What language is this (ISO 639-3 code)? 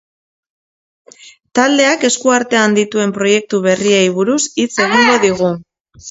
eus